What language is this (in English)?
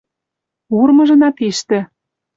Western Mari